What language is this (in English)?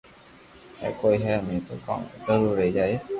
Loarki